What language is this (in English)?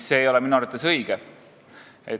Estonian